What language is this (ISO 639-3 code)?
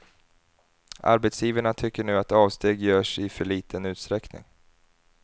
swe